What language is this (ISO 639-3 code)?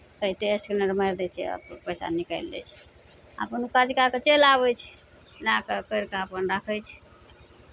mai